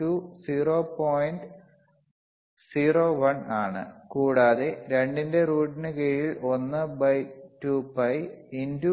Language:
Malayalam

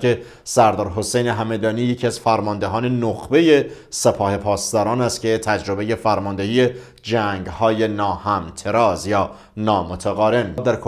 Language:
Persian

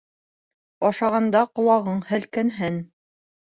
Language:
Bashkir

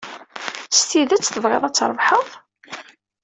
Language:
Kabyle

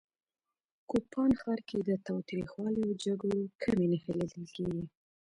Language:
Pashto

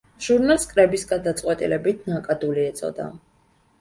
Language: Georgian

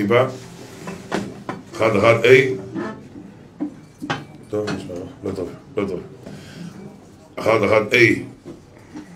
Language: Hebrew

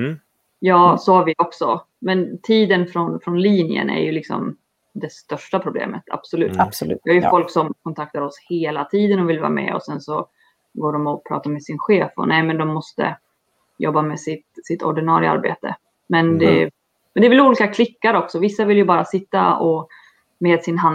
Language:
Swedish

